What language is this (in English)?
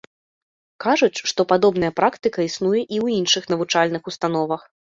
Belarusian